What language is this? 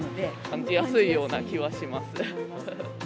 Japanese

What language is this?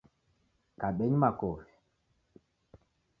Taita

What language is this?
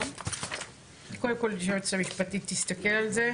Hebrew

